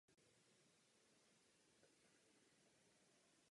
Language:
Czech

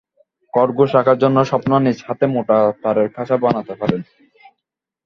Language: Bangla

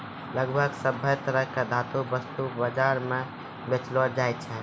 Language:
Maithili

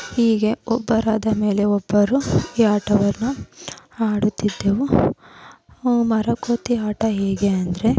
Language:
Kannada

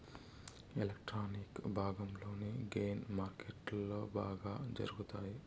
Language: Telugu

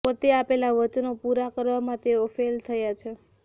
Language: Gujarati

